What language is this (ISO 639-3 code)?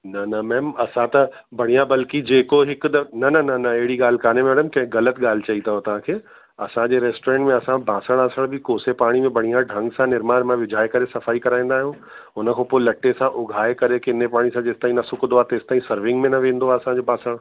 snd